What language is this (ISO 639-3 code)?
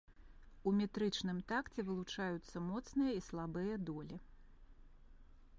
bel